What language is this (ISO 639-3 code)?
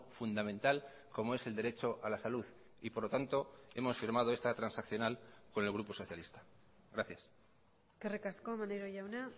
spa